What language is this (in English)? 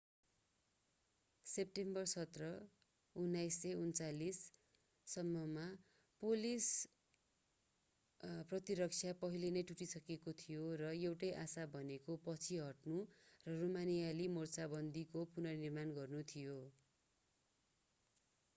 Nepali